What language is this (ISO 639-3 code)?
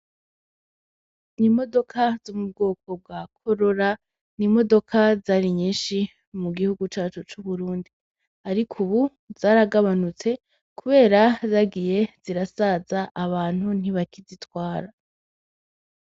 run